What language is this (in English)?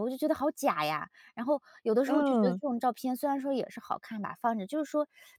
Chinese